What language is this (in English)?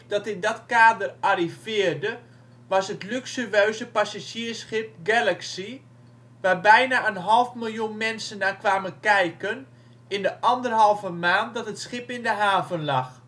Dutch